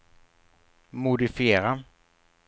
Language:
Swedish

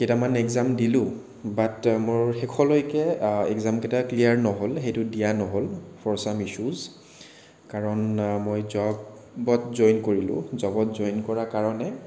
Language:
Assamese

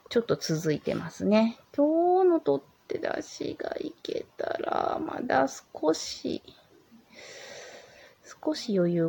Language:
Japanese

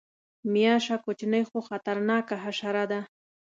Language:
Pashto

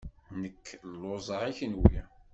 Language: Kabyle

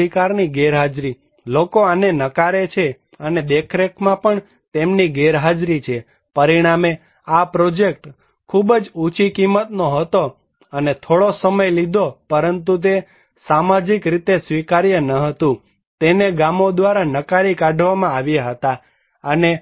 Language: Gujarati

